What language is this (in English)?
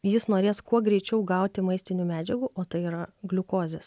Lithuanian